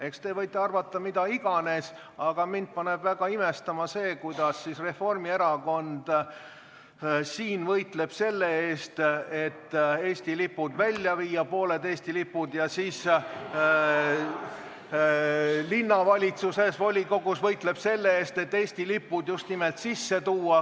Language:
Estonian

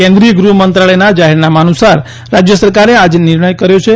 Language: Gujarati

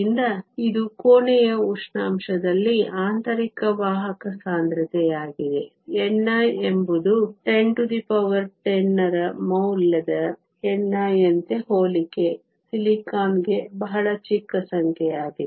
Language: Kannada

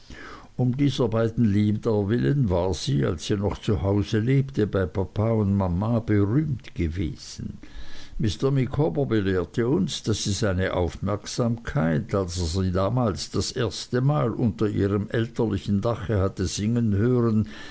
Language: German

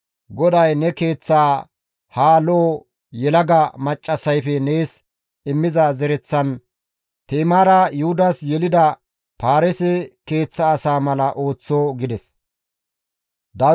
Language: Gamo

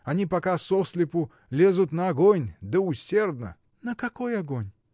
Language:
Russian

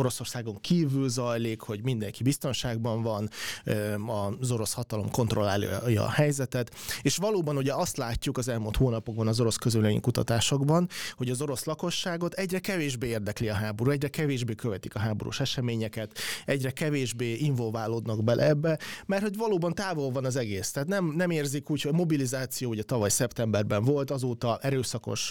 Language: Hungarian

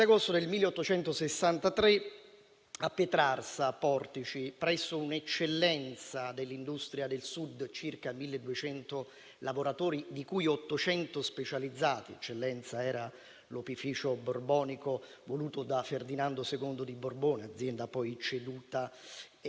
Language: Italian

